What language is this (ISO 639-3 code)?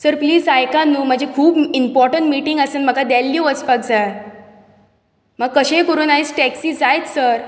kok